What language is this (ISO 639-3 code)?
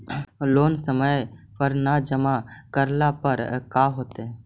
mag